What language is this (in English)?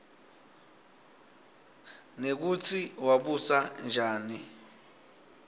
Swati